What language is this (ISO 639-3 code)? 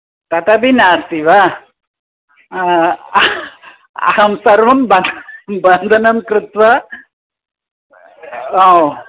san